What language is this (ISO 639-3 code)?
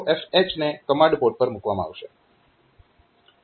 guj